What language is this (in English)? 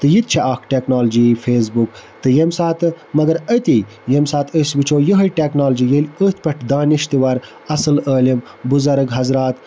Kashmiri